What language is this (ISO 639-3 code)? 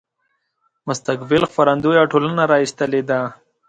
pus